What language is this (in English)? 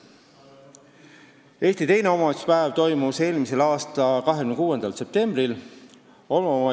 Estonian